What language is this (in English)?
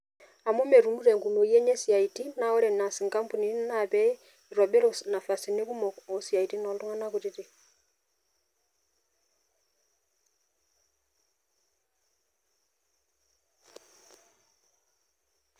Masai